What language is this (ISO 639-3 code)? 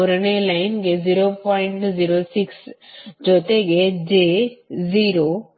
kan